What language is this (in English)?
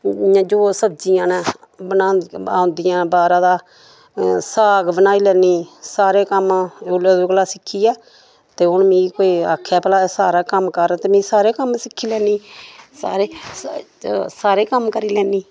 Dogri